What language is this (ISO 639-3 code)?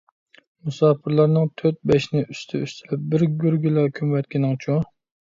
uig